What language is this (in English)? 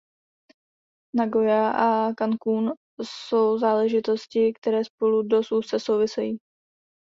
Czech